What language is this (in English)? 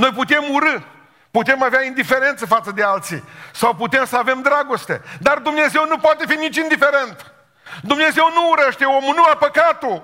Romanian